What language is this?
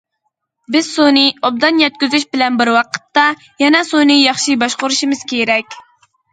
Uyghur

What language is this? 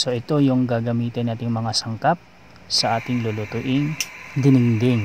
Filipino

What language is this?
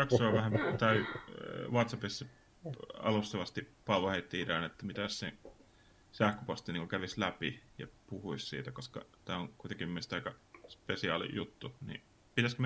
Finnish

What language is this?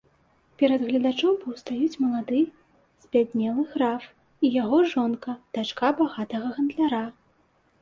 Belarusian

